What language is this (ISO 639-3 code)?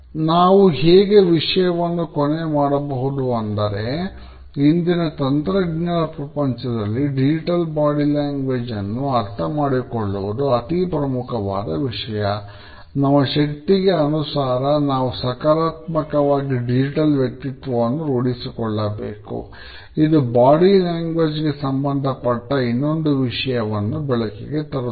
kan